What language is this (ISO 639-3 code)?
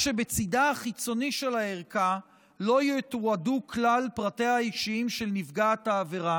heb